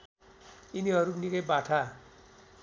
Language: Nepali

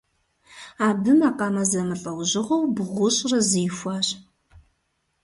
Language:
Kabardian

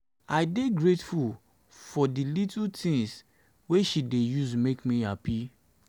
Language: Nigerian Pidgin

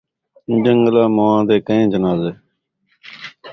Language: Saraiki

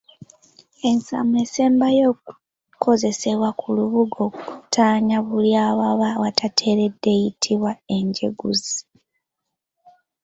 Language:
Ganda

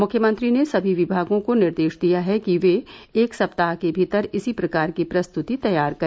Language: Hindi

